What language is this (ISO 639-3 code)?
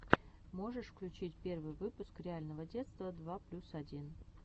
rus